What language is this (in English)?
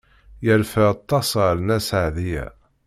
Kabyle